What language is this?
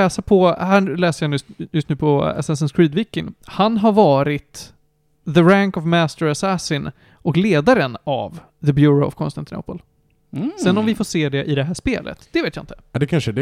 Swedish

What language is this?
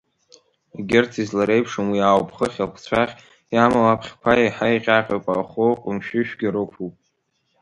Abkhazian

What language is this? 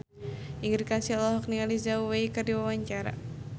Sundanese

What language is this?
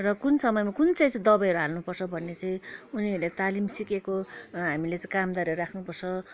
Nepali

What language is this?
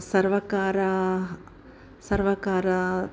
Sanskrit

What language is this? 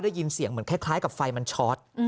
Thai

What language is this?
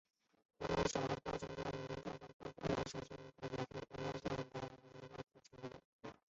Chinese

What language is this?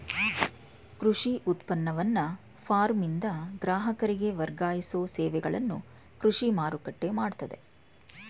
Kannada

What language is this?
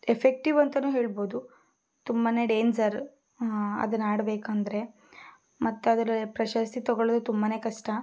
Kannada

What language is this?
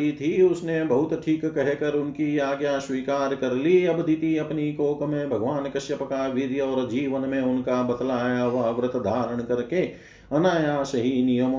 Hindi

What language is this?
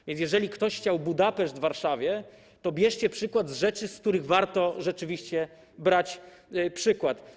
Polish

